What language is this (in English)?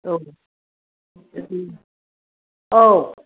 Bodo